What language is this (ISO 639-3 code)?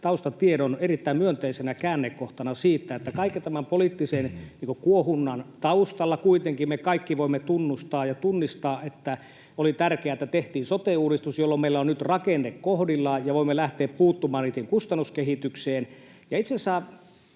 fin